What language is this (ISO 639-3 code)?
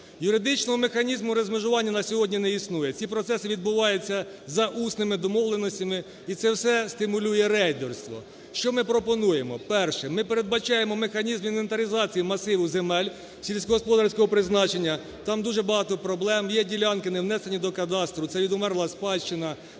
ukr